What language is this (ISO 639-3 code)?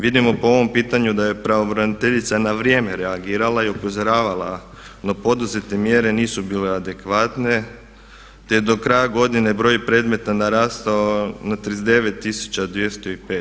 hrv